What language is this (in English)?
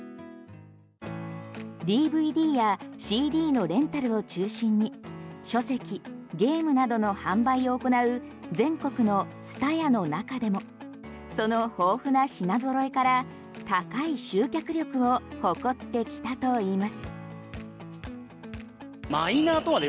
Japanese